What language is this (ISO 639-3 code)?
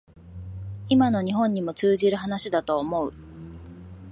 jpn